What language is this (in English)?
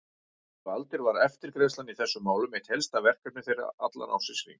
Icelandic